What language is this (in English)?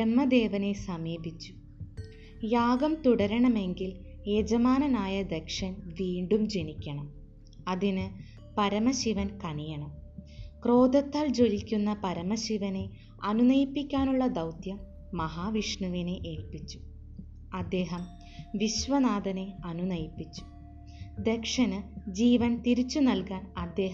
Malayalam